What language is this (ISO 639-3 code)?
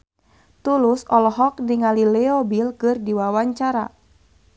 sun